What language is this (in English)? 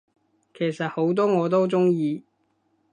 Cantonese